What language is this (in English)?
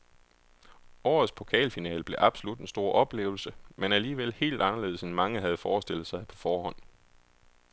Danish